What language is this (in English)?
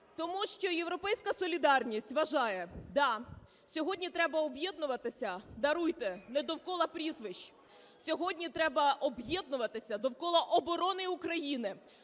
Ukrainian